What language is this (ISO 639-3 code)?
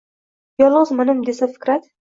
uzb